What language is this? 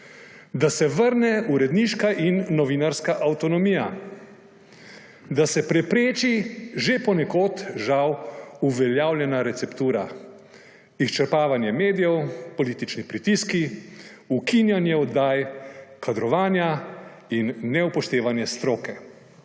Slovenian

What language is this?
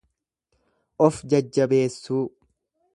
Oromo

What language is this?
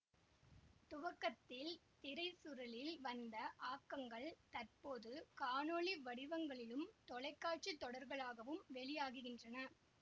Tamil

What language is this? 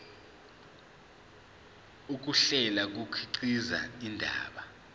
Zulu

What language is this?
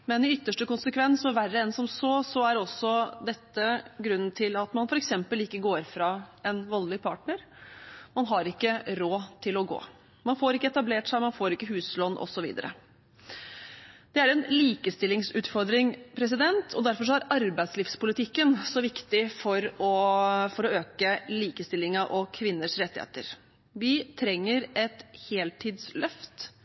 Norwegian Bokmål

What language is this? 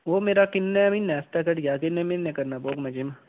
Dogri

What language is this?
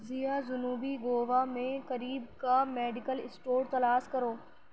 Urdu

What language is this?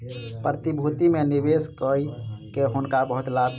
Maithili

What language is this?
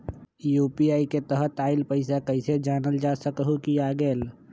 Magahi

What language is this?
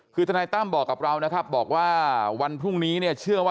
Thai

